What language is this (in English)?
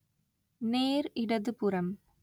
Tamil